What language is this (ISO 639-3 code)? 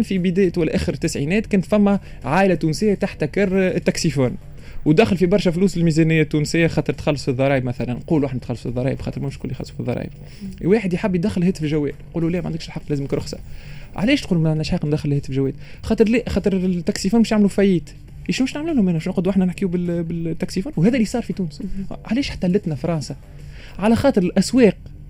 ara